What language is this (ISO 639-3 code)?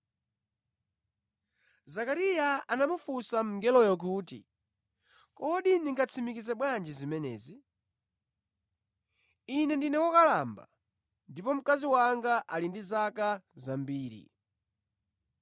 nya